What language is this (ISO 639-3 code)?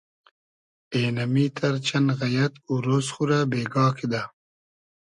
haz